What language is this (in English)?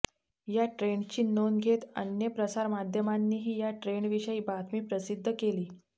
Marathi